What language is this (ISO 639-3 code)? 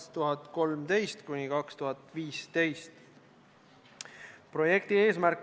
est